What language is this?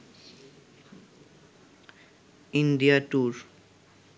Bangla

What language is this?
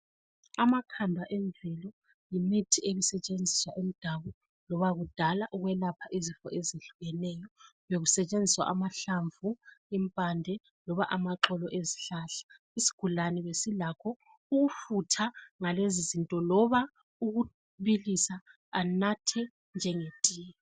North Ndebele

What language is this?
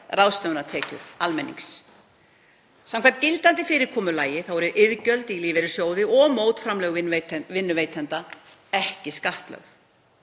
Icelandic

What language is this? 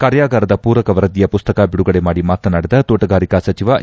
Kannada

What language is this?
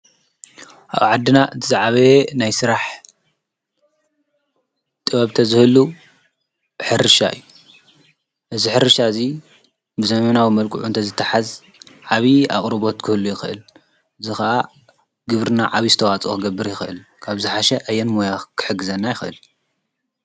Tigrinya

